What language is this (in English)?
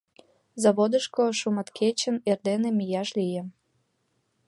Mari